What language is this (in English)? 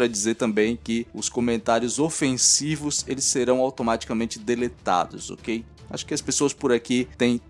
Portuguese